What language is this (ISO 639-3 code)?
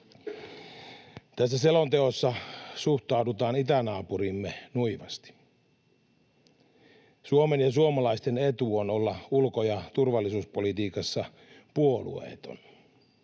fin